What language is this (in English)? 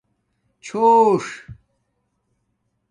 Domaaki